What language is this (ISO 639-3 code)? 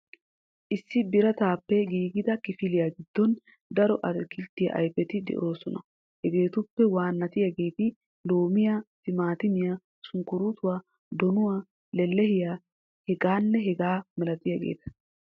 wal